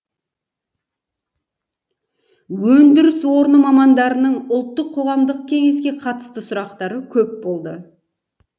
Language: Kazakh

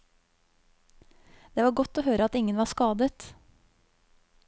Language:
Norwegian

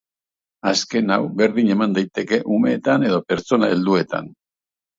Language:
Basque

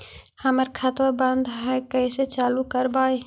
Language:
Magahi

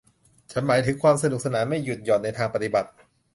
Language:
Thai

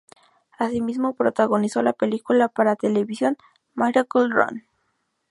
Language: Spanish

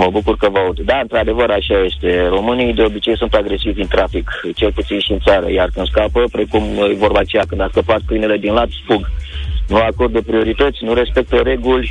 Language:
Romanian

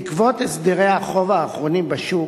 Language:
Hebrew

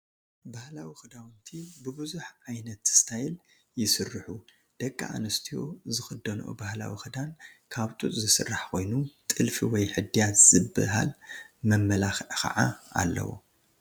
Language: Tigrinya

